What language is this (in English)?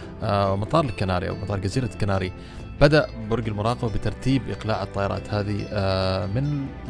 Arabic